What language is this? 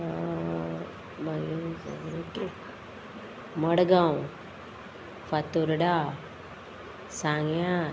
Konkani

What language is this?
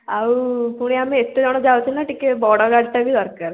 Odia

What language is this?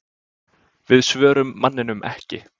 Icelandic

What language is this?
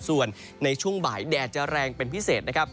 Thai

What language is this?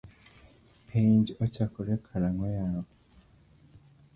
Luo (Kenya and Tanzania)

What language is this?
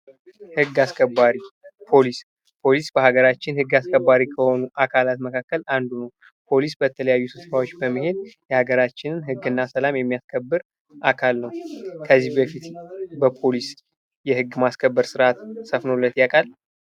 Amharic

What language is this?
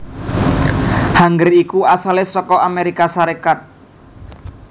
Javanese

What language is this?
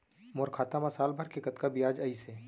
Chhattisgarhi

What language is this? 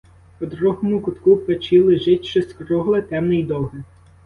Ukrainian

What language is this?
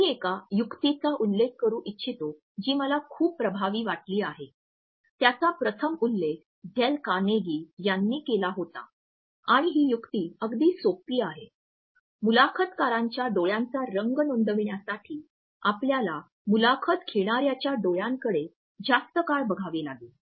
Marathi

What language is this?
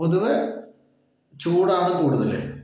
Malayalam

